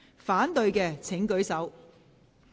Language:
Cantonese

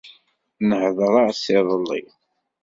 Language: Kabyle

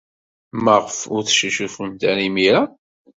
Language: Kabyle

